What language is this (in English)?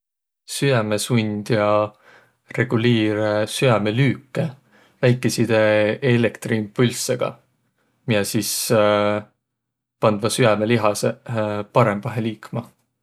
Võro